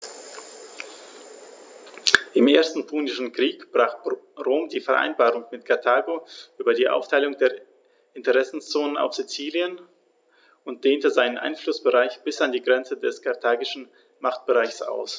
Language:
German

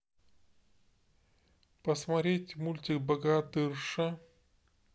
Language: Russian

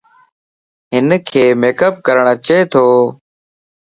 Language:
Lasi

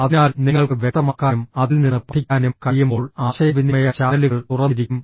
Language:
Malayalam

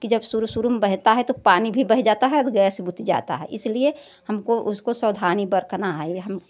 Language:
Hindi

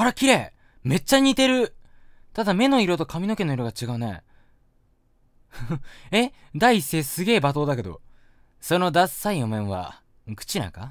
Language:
Japanese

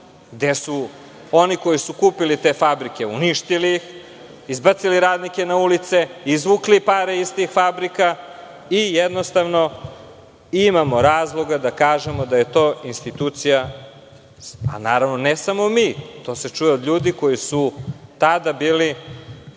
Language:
Serbian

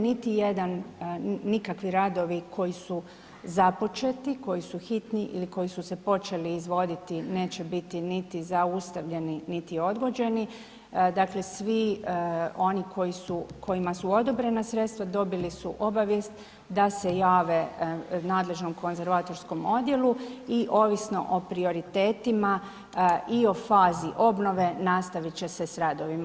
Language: Croatian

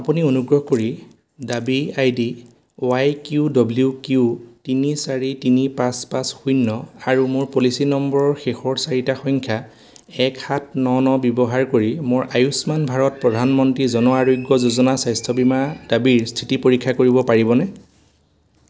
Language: Assamese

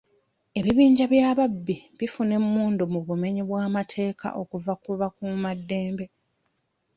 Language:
Ganda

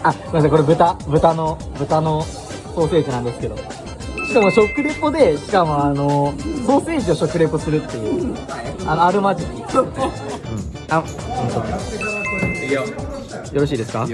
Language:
Japanese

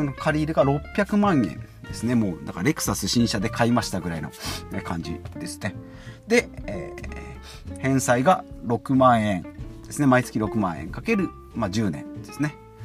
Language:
Japanese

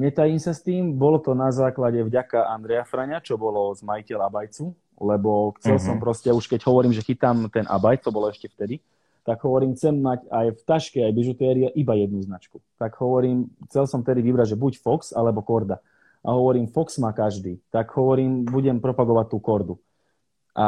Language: Slovak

